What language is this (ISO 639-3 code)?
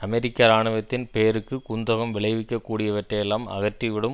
tam